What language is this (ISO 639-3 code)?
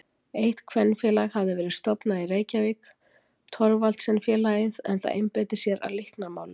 isl